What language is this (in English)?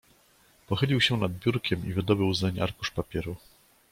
Polish